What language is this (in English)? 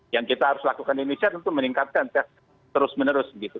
Indonesian